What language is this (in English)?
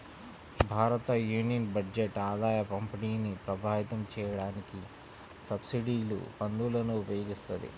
Telugu